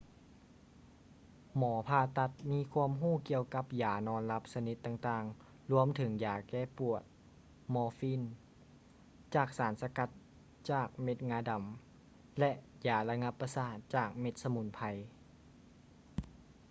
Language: Lao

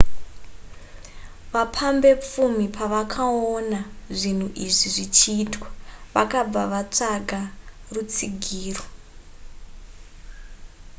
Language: Shona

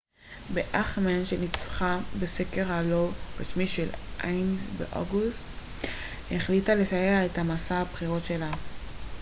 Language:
Hebrew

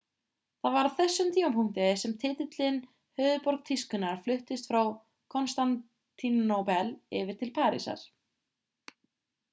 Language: Icelandic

